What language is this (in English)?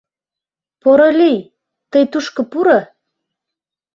Mari